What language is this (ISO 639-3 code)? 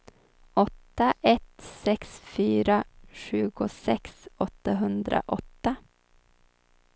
swe